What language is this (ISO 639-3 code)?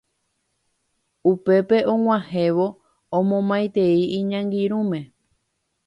grn